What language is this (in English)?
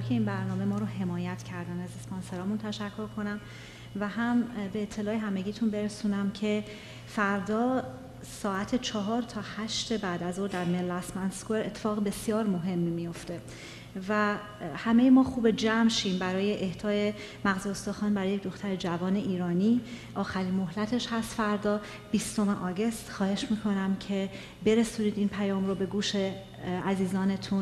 Persian